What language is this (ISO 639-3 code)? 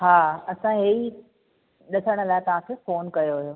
snd